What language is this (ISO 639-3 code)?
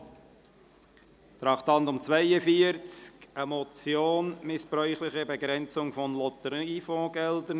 gsw